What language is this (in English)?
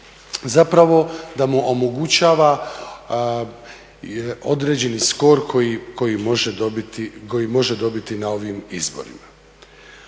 Croatian